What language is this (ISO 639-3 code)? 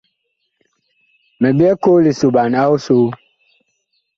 bkh